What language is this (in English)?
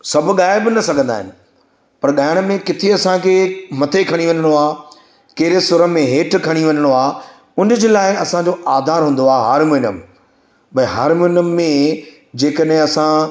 Sindhi